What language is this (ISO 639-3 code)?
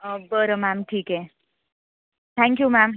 mar